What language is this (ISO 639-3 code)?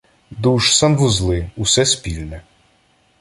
ukr